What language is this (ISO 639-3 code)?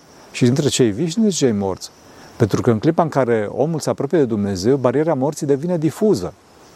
ron